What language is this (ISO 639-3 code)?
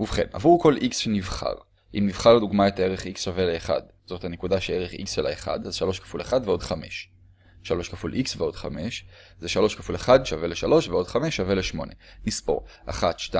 heb